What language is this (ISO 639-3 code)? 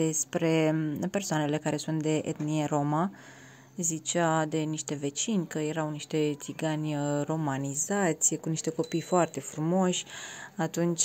ron